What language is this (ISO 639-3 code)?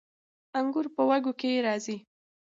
pus